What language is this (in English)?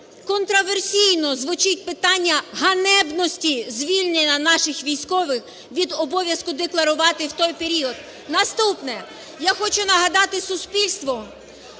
Ukrainian